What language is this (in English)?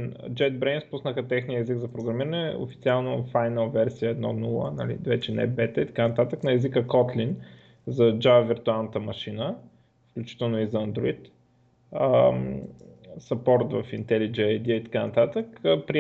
Bulgarian